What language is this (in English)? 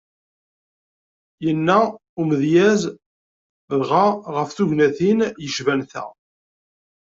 Kabyle